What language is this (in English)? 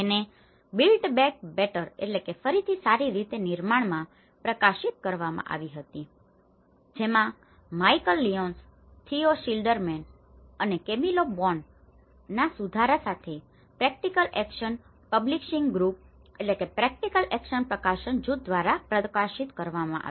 Gujarati